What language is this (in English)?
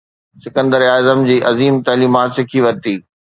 Sindhi